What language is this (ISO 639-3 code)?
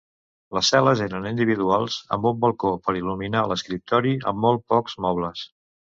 cat